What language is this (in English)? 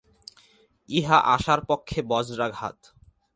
Bangla